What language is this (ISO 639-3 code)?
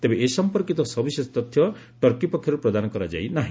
ori